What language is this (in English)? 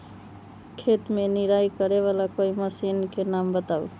Magahi